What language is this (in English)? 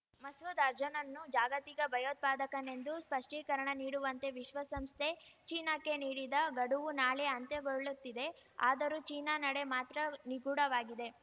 Kannada